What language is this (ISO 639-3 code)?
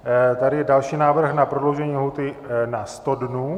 ces